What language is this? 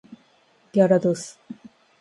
Japanese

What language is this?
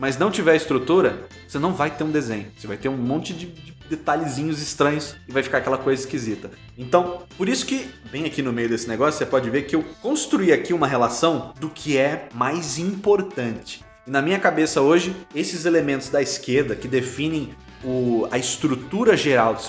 Portuguese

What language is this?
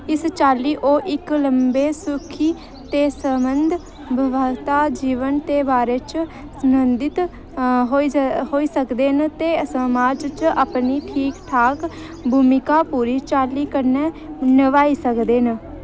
Dogri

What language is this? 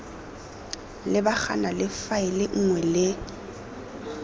Tswana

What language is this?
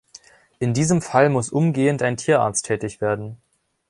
German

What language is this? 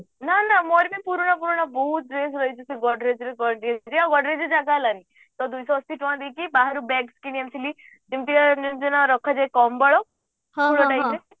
Odia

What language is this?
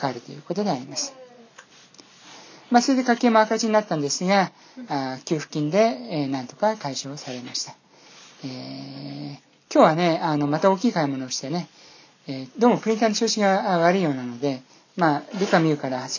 Japanese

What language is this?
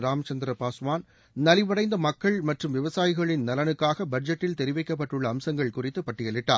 Tamil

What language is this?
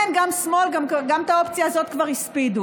Hebrew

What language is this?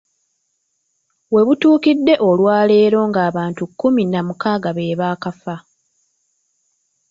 Ganda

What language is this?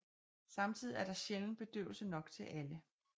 Danish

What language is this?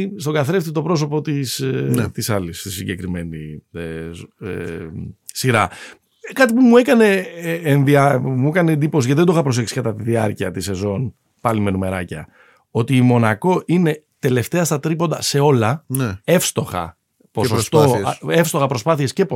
Greek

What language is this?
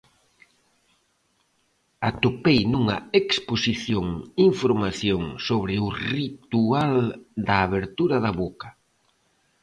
Galician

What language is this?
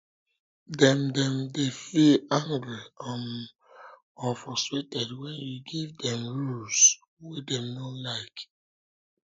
Nigerian Pidgin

